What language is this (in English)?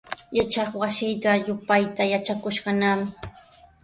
Sihuas Ancash Quechua